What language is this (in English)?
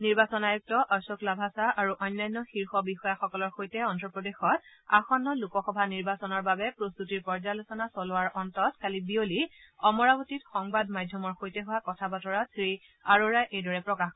Assamese